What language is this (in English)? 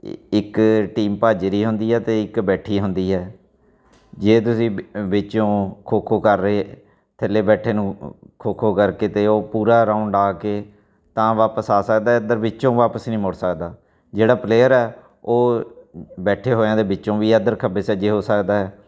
Punjabi